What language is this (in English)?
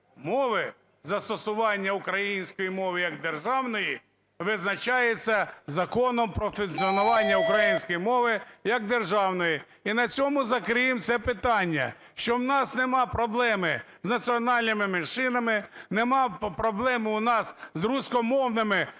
Ukrainian